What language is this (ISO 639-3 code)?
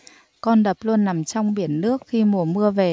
vie